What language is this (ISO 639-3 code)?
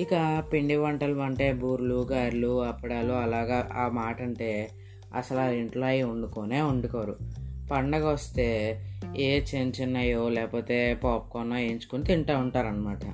tel